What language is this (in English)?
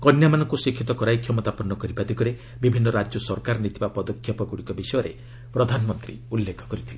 Odia